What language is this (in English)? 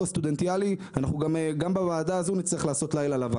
Hebrew